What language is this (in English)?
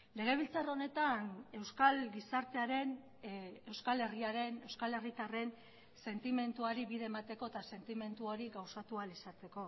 Basque